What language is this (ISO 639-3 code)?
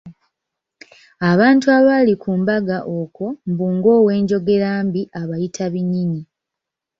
lug